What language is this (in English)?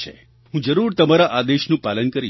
Gujarati